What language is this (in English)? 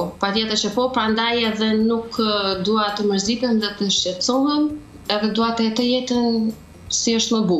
Romanian